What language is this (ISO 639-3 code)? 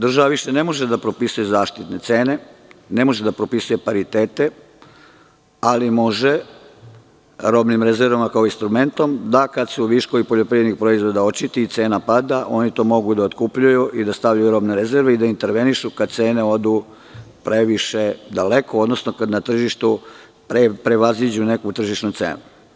srp